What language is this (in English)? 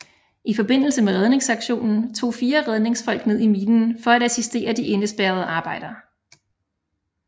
Danish